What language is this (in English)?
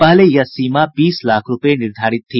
Hindi